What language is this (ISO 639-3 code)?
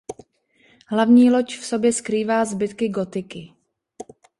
ces